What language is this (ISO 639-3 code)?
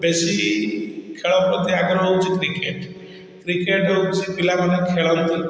ori